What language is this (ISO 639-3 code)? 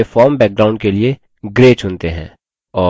hin